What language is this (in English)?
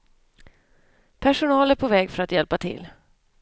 Swedish